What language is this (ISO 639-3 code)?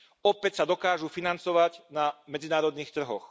slk